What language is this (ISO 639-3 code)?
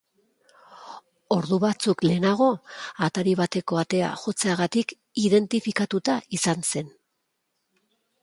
eus